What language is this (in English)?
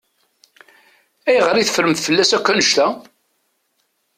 Kabyle